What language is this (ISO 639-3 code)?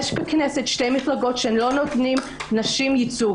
heb